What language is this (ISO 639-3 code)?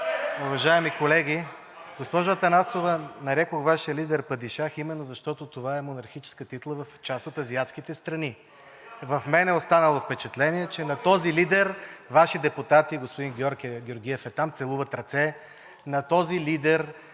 bul